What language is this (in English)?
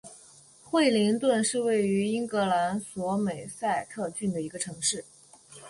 Chinese